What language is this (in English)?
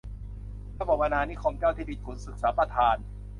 Thai